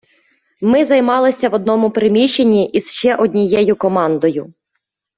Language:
Ukrainian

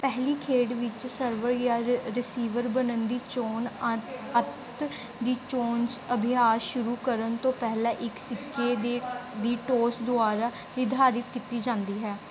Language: Punjabi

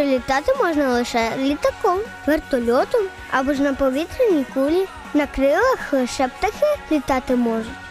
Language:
Ukrainian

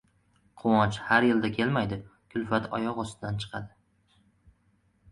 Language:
Uzbek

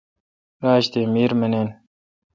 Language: Kalkoti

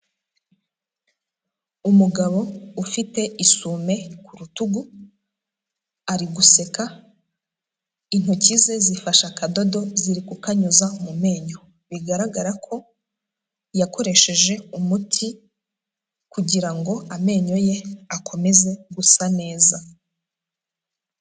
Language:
Kinyarwanda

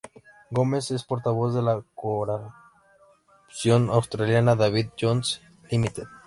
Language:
Spanish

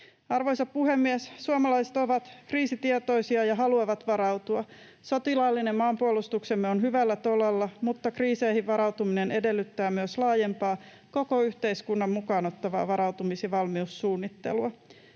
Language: Finnish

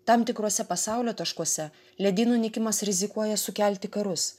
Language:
Lithuanian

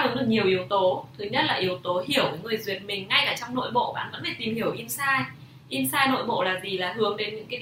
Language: Vietnamese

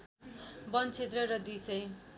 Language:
Nepali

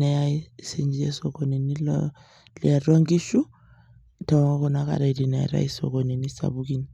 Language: Masai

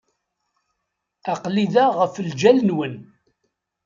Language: Kabyle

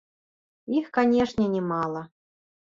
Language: Belarusian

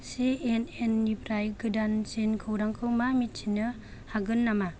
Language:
Bodo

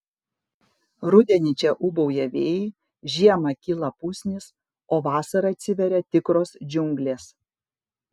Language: Lithuanian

